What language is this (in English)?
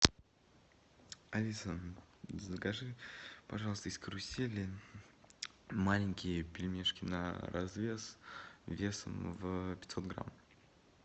Russian